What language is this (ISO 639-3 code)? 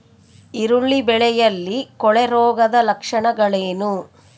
kan